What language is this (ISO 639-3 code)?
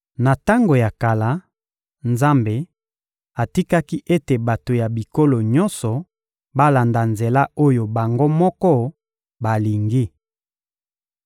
lin